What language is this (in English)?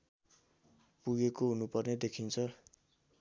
Nepali